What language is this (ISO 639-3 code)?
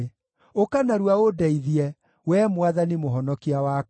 kik